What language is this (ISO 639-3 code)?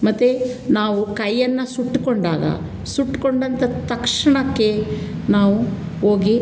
kan